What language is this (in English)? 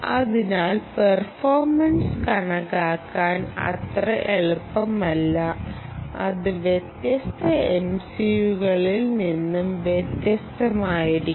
Malayalam